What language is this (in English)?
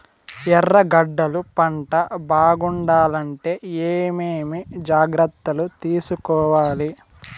Telugu